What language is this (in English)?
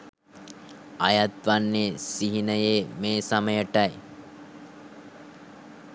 Sinhala